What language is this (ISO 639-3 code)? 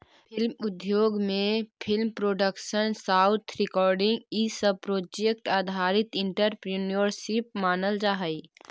mag